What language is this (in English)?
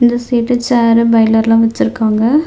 Tamil